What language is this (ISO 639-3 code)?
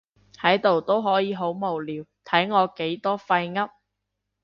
yue